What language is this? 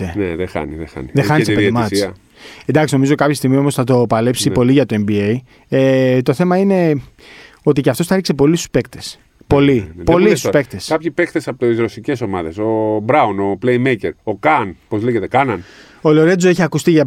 Greek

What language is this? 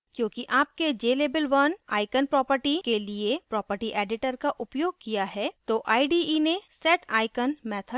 Hindi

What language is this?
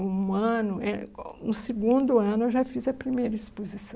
Portuguese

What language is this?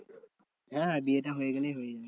Bangla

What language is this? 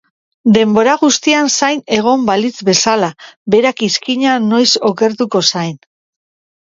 Basque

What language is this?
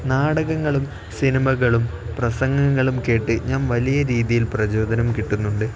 Malayalam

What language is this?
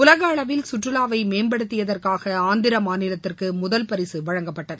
Tamil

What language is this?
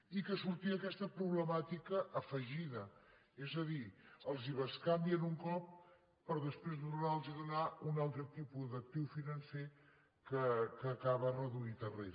Catalan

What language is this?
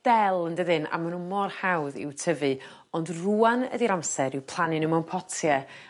Welsh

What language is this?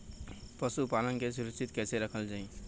Bhojpuri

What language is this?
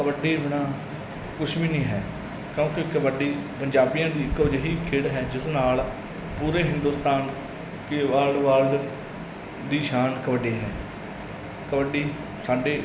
Punjabi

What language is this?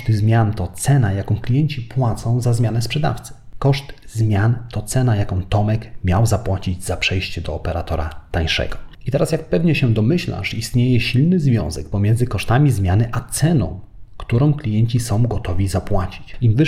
Polish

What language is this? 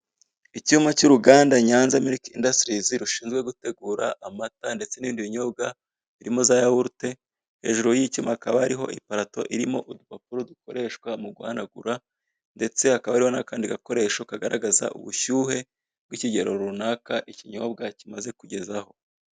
Kinyarwanda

